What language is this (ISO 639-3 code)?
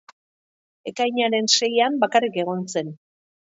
eus